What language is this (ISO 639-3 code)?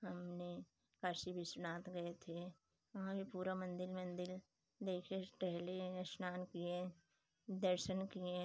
hin